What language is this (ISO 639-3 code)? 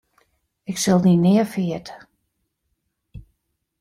fry